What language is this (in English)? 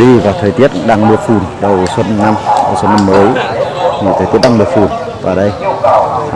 Vietnamese